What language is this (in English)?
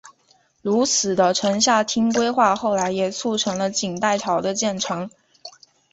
Chinese